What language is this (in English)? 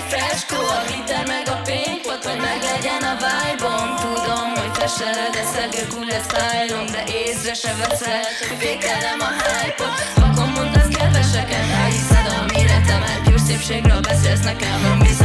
Hungarian